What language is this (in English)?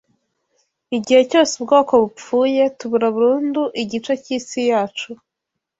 Kinyarwanda